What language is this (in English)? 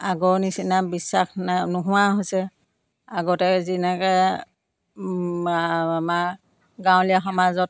Assamese